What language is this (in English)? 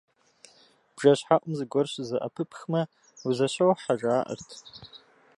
Kabardian